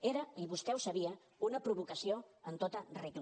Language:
Catalan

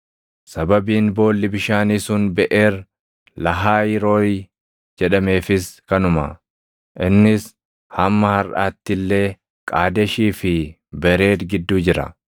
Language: Oromo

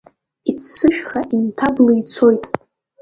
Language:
Abkhazian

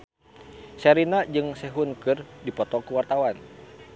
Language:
Sundanese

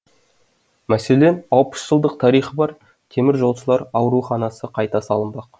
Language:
Kazakh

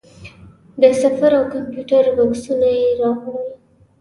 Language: Pashto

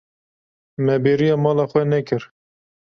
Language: Kurdish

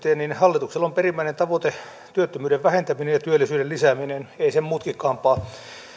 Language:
Finnish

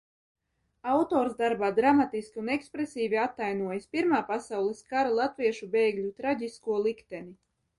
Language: Latvian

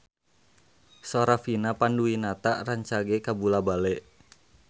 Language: Sundanese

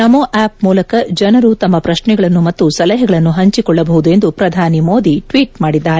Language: Kannada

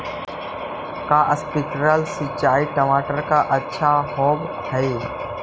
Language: Magahi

